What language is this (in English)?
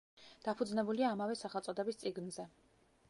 Georgian